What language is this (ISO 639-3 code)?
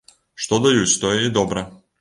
bel